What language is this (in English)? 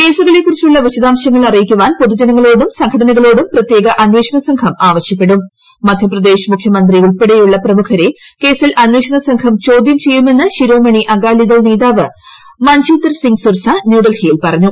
Malayalam